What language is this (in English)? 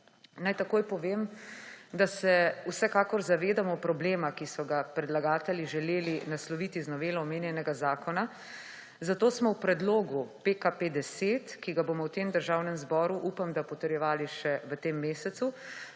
Slovenian